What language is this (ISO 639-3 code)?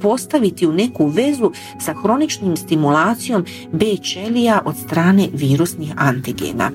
hrv